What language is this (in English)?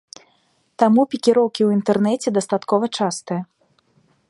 Belarusian